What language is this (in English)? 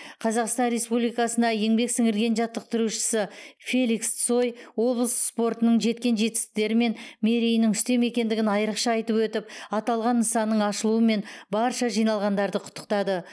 Kazakh